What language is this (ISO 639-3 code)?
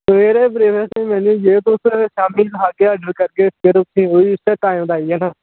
doi